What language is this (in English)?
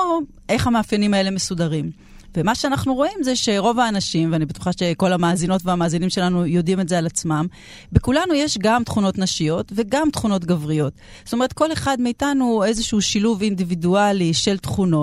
Hebrew